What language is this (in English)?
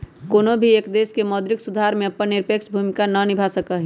Magahi